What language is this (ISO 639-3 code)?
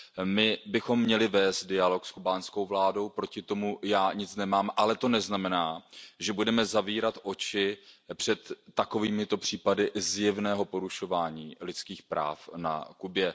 ces